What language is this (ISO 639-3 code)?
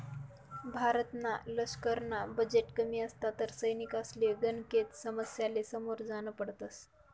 mar